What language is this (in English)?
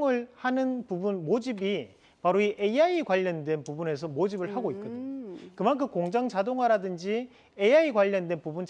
Korean